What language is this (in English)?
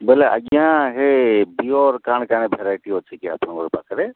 Odia